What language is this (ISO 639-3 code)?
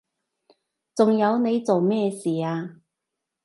yue